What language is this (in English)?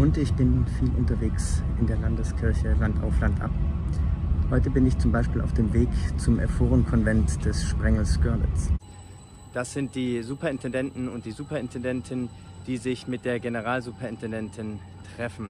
German